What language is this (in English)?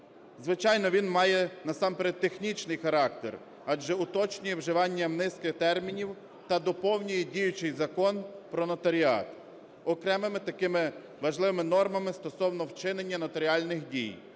Ukrainian